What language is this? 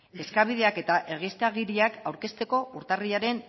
Basque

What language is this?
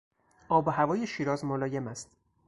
Persian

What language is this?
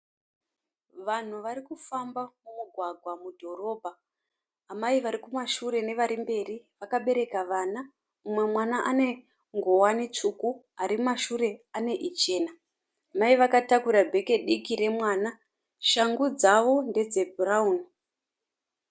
Shona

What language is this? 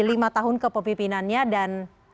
Indonesian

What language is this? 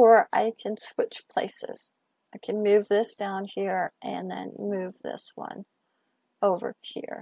English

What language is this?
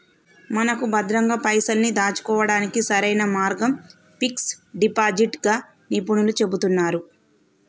Telugu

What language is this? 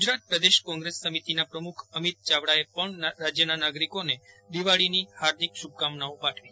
Gujarati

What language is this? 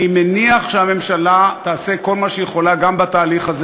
Hebrew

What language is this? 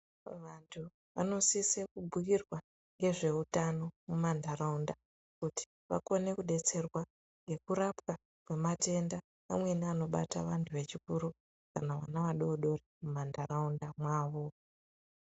Ndau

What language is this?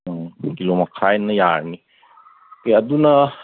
Manipuri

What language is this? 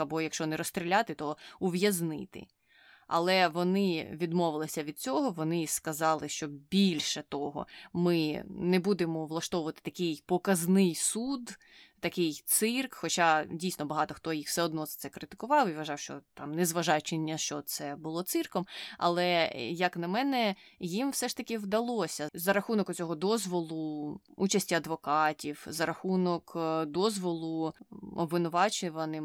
Ukrainian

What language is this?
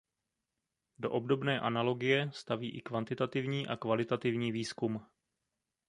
Czech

